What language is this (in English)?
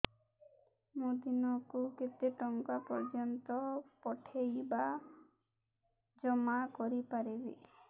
Odia